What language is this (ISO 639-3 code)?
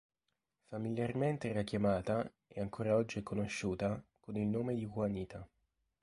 ita